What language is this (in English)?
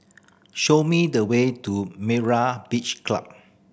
English